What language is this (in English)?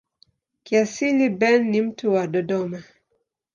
Swahili